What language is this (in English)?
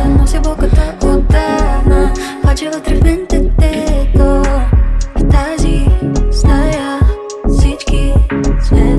Bulgarian